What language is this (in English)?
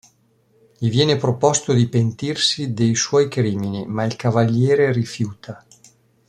Italian